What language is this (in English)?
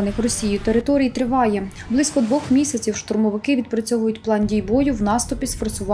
Ukrainian